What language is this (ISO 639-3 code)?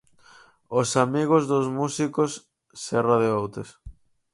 glg